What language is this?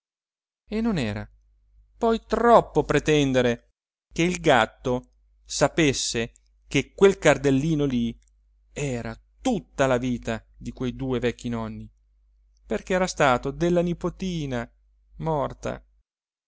Italian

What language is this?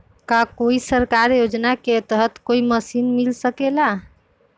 Magahi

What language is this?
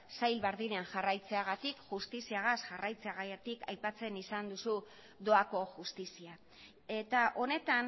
Basque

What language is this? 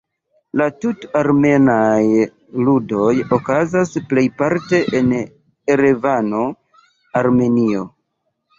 Esperanto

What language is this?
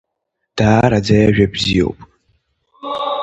Abkhazian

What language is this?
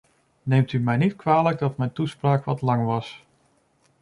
Dutch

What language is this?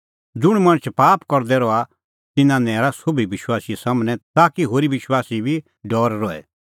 Kullu Pahari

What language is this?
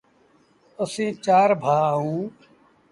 Sindhi Bhil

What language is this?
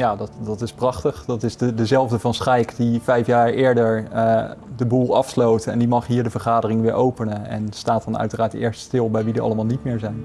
Dutch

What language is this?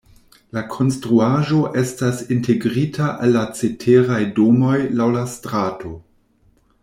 Esperanto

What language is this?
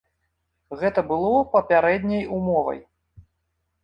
Belarusian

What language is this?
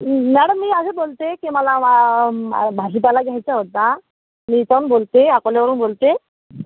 Marathi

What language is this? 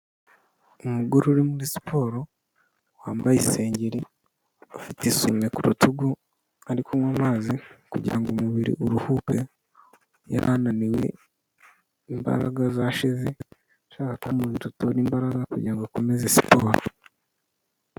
Kinyarwanda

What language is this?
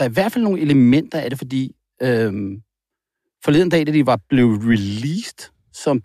Danish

